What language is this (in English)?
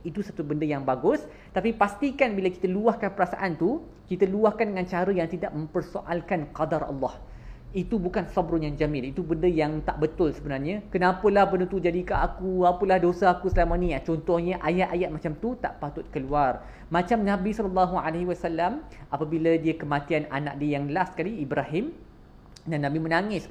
Malay